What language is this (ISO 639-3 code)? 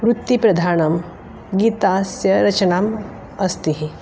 san